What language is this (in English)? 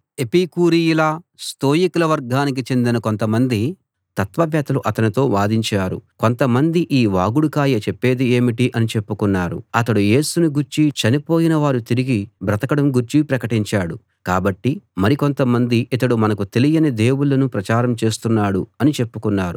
Telugu